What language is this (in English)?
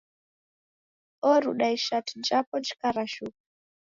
Taita